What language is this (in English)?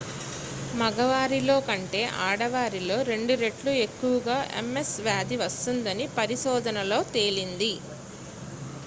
Telugu